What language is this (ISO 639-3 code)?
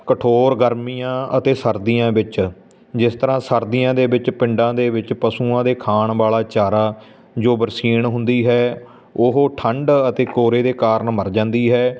pan